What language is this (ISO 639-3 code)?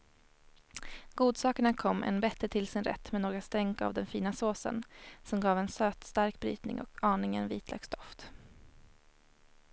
swe